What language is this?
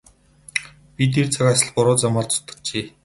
Mongolian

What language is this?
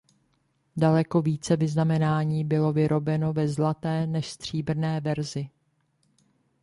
Czech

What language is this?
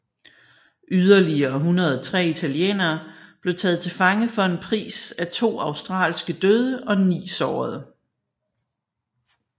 Danish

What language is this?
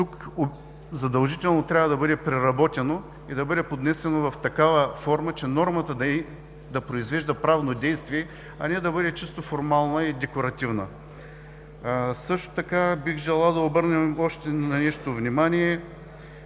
Bulgarian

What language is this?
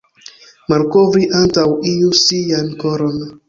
Esperanto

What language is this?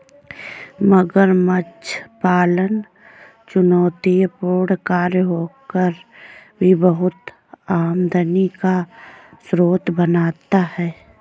Hindi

